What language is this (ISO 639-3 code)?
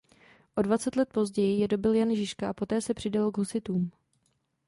ces